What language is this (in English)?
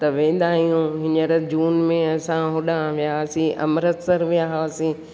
Sindhi